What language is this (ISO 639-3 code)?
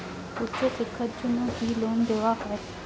ben